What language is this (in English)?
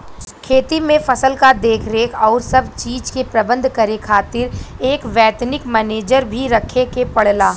Bhojpuri